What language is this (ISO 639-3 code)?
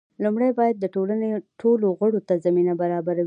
pus